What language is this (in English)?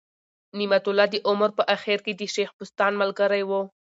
Pashto